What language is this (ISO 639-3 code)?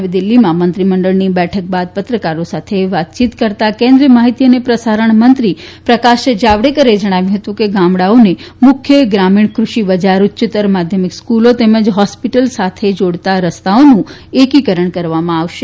guj